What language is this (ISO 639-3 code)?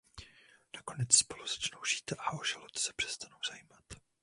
ces